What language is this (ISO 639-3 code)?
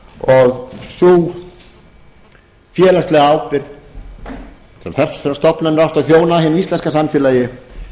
isl